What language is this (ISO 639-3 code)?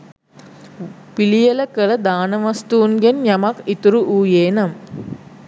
sin